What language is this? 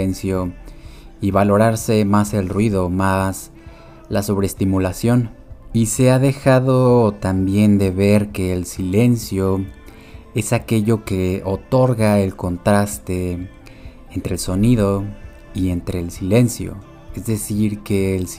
Spanish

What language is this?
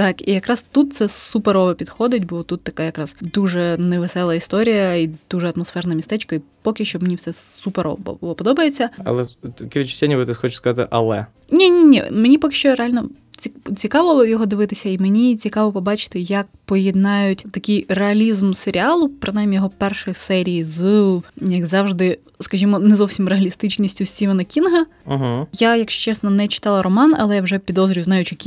Ukrainian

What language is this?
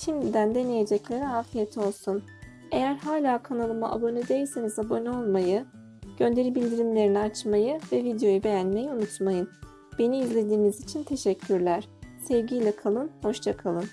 Turkish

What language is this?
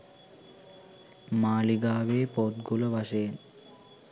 Sinhala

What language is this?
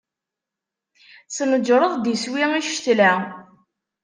Kabyle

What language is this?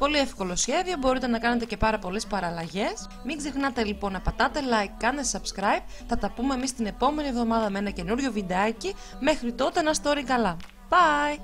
Greek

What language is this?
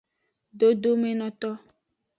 Aja (Benin)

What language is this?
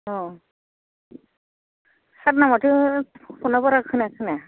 Bodo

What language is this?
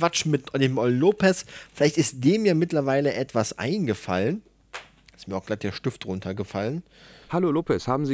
German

